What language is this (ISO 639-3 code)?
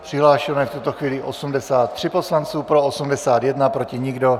ces